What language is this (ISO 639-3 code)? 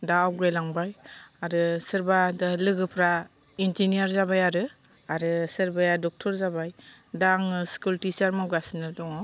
brx